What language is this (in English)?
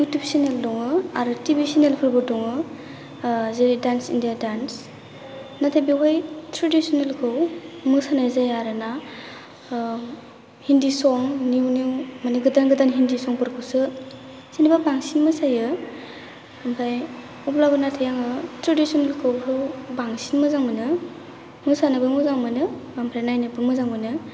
Bodo